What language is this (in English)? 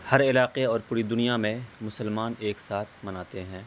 Urdu